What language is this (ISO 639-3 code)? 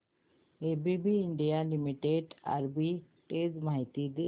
mar